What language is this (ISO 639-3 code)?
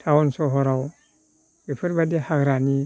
brx